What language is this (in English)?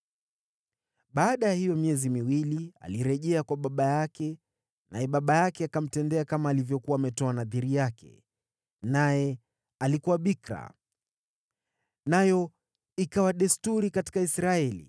Swahili